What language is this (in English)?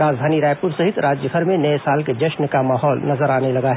Hindi